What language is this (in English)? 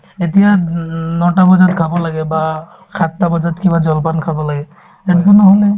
Assamese